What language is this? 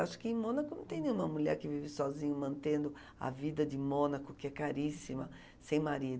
Portuguese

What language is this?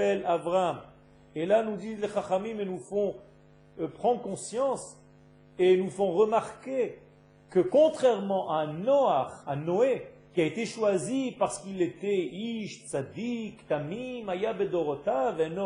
French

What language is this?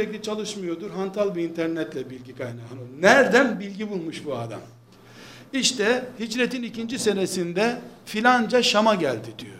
Turkish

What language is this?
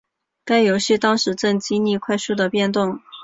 Chinese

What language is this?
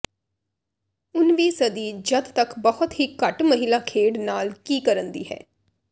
Punjabi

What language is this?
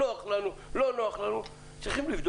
Hebrew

